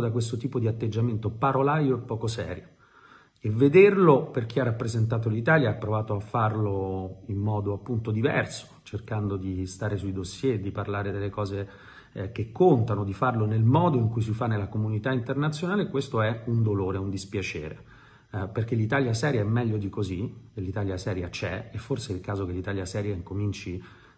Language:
Italian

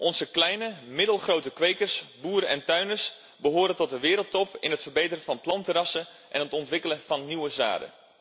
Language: Dutch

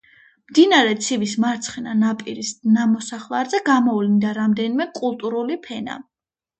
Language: Georgian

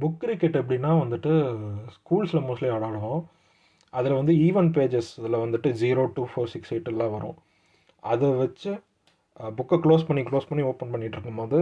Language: Tamil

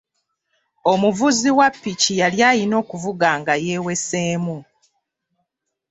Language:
Ganda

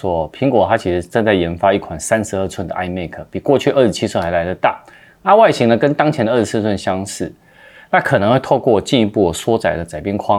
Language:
Chinese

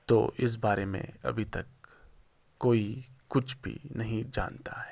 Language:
Urdu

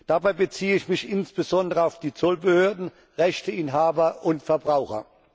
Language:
German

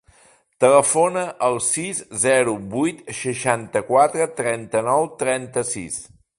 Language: Catalan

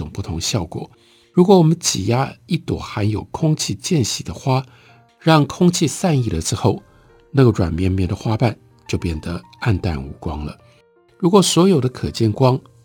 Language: Chinese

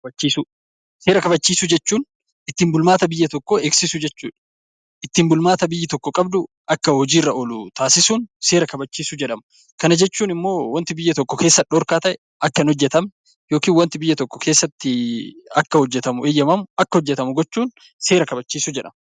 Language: Oromo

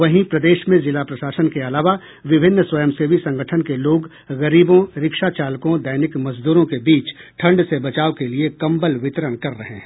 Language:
Hindi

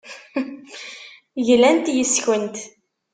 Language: Kabyle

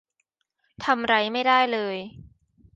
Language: Thai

